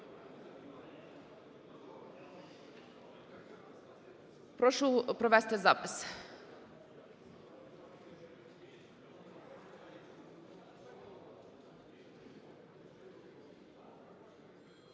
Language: Ukrainian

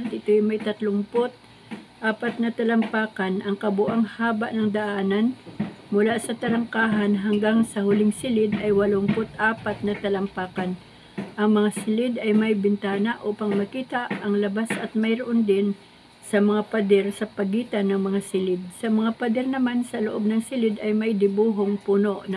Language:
Filipino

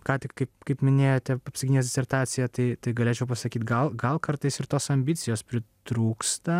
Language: Lithuanian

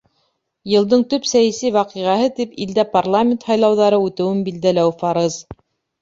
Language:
Bashkir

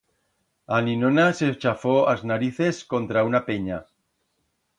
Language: Aragonese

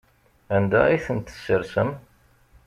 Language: Kabyle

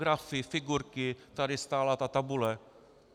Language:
Czech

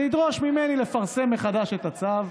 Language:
Hebrew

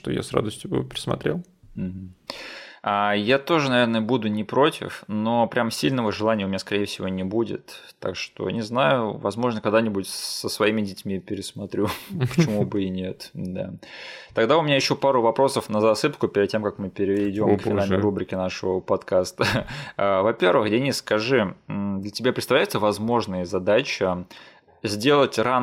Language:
Russian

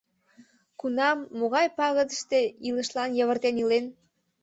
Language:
Mari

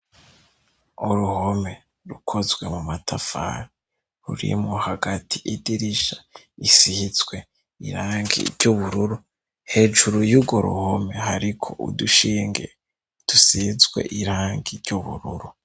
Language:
Rundi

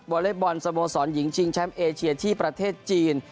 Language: Thai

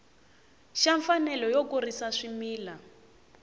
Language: Tsonga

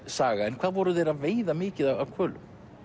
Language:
Icelandic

